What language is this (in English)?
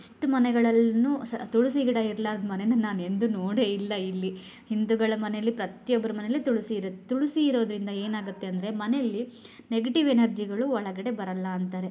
Kannada